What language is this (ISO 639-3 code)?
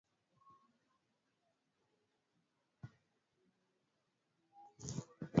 swa